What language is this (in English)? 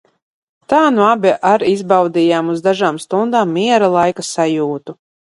Latvian